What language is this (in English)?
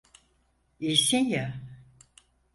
Turkish